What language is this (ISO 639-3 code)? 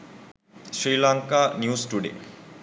sin